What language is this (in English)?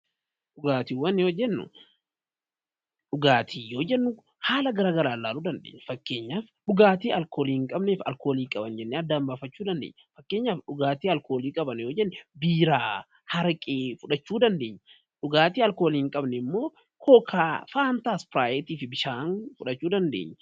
Oromo